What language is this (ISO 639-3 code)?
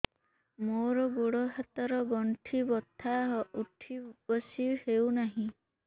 ori